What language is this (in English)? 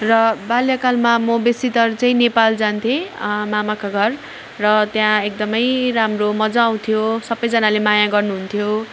Nepali